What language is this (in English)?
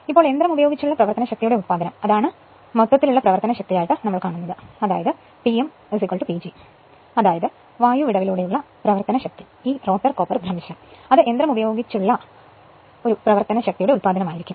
Malayalam